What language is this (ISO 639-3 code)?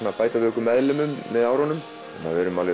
isl